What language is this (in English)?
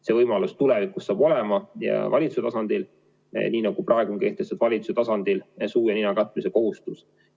Estonian